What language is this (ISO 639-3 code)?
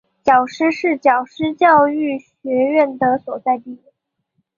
zho